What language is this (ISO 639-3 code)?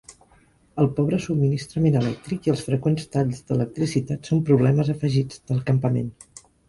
cat